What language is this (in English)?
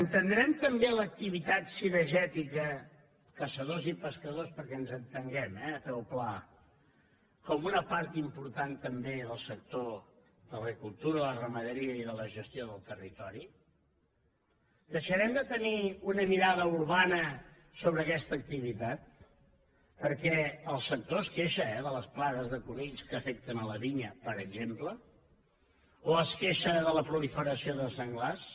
Catalan